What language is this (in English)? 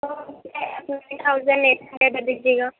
Urdu